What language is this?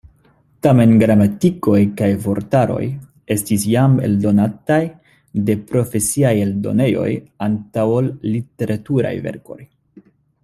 Esperanto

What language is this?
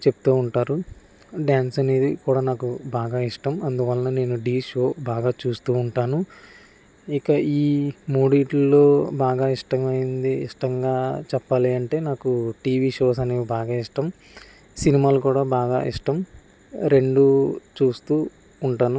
Telugu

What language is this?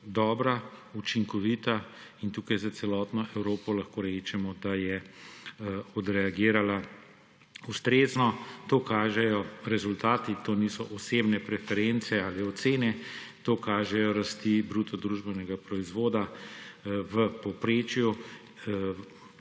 Slovenian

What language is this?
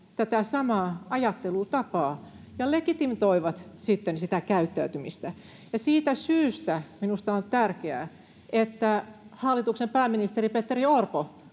Finnish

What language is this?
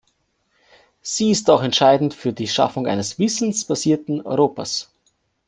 German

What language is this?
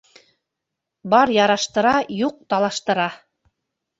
Bashkir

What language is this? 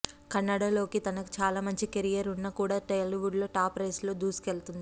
Telugu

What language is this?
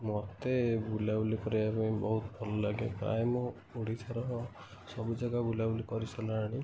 Odia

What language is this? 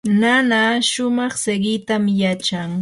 Yanahuanca Pasco Quechua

